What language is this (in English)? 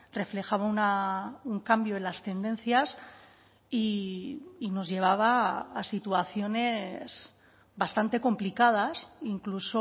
Spanish